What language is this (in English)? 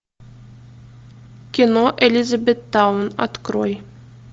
Russian